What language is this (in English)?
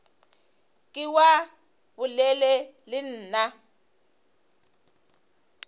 Northern Sotho